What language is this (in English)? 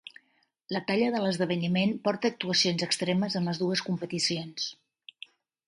Catalan